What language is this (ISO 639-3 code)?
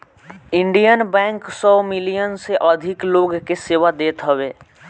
bho